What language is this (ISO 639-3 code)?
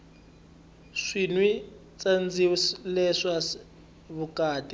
tso